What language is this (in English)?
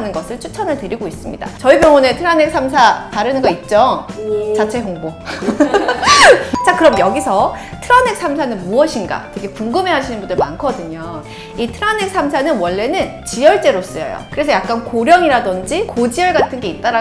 Korean